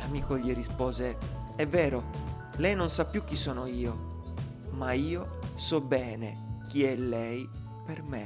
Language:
Italian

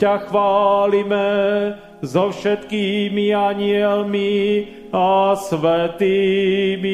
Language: Slovak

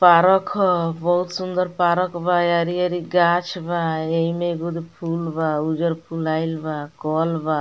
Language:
Bhojpuri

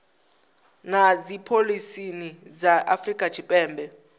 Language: Venda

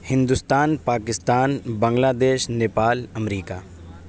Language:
Urdu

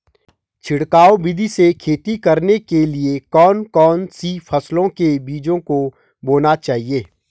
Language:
Hindi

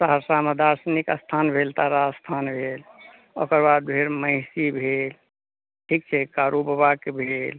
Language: Maithili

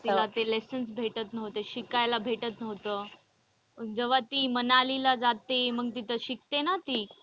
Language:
Marathi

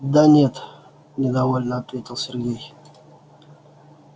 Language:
Russian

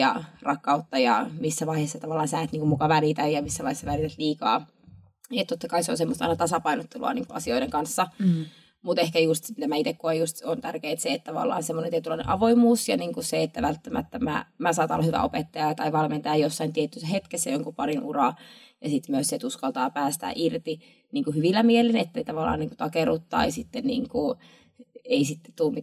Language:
Finnish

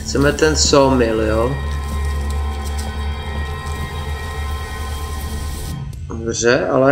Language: Czech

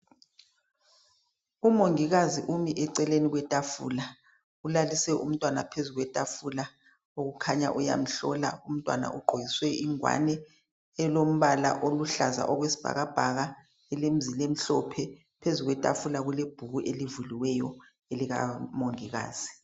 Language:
North Ndebele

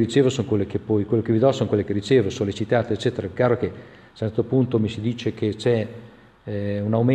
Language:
Italian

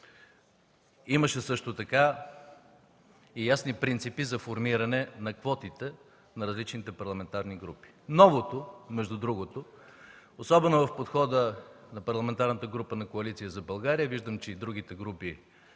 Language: Bulgarian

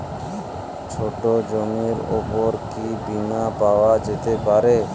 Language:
Bangla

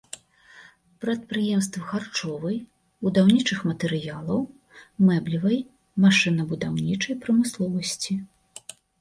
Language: Belarusian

